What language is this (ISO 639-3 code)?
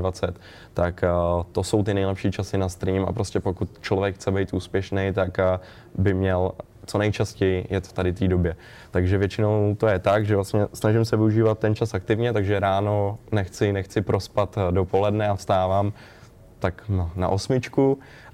ces